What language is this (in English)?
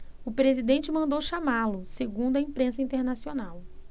Portuguese